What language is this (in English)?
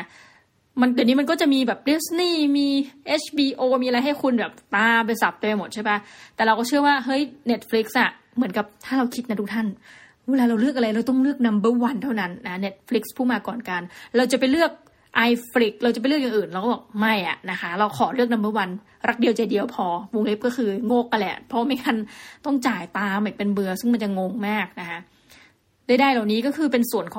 Thai